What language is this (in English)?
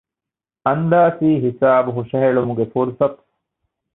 Divehi